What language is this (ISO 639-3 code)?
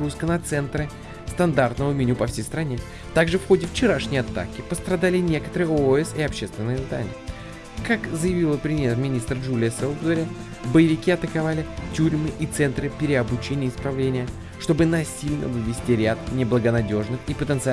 rus